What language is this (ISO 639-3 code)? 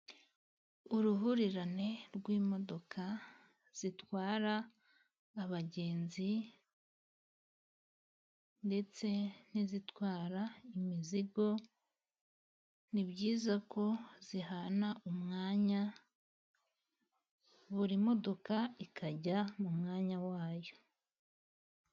kin